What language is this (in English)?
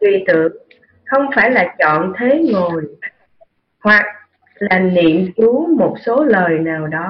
Vietnamese